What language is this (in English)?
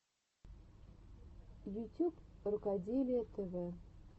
Russian